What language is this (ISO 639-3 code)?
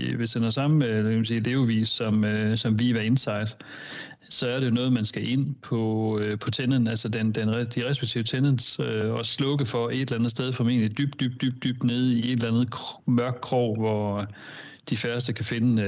dan